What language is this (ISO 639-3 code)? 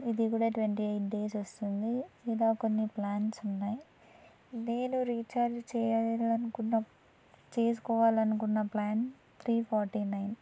tel